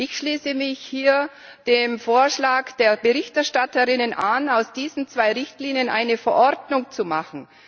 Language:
German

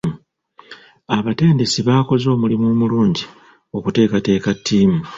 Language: Ganda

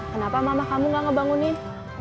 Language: Indonesian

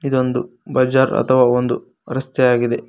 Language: Kannada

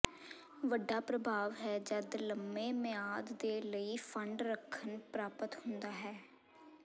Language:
Punjabi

